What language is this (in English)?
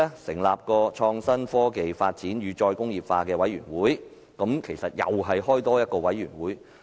Cantonese